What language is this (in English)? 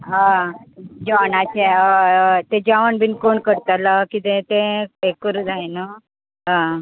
Konkani